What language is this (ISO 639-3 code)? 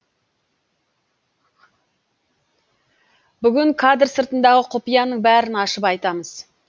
kaz